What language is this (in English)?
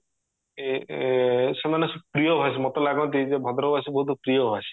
Odia